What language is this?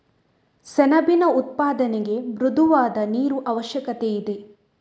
Kannada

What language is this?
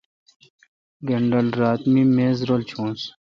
Kalkoti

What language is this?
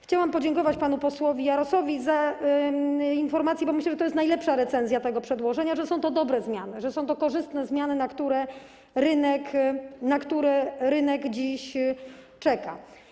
Polish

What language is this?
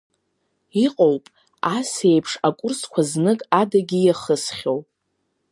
Abkhazian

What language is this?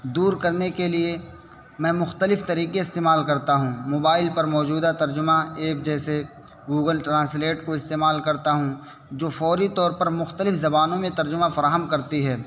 Urdu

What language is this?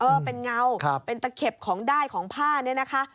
Thai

